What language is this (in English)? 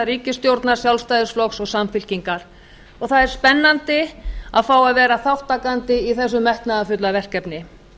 Icelandic